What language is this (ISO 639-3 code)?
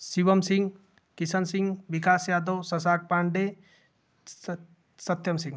hin